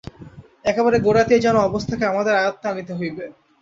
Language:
Bangla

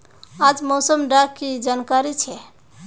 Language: Magahi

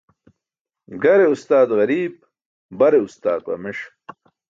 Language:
Burushaski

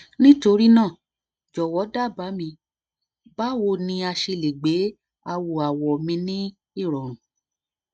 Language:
Yoruba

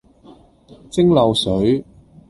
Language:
Cantonese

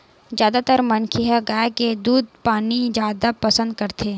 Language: Chhattisgarhi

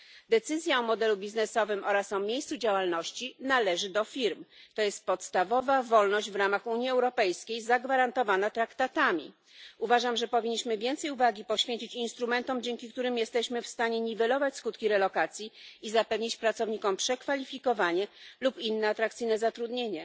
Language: Polish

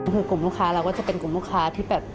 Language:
Thai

